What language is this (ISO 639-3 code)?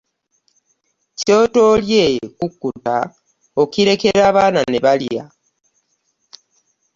lug